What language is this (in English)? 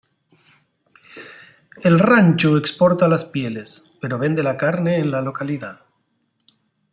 Spanish